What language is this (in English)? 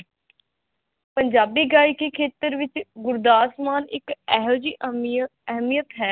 Punjabi